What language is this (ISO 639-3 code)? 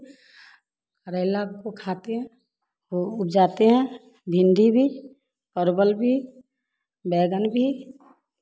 hin